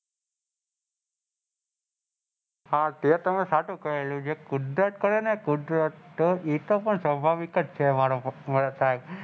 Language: Gujarati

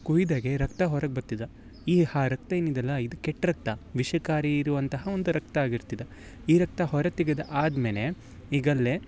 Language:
Kannada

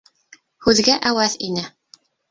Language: Bashkir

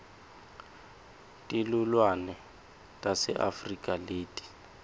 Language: Swati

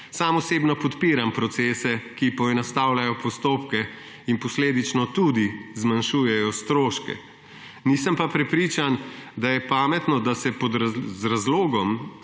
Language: Slovenian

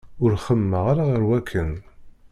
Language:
Kabyle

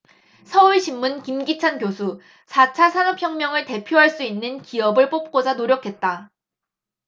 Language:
Korean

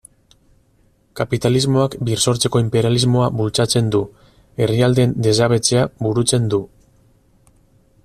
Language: Basque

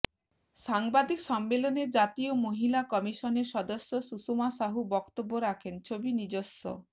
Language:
Bangla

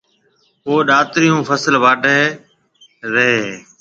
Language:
Marwari (Pakistan)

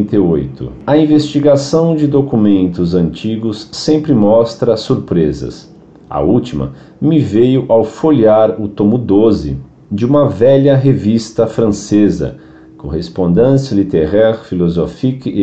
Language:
Portuguese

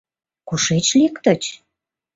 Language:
Mari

